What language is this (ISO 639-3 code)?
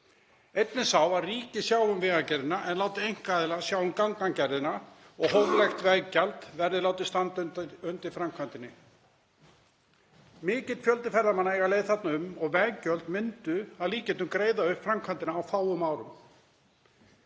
isl